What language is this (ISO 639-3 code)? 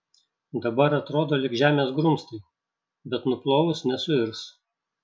lit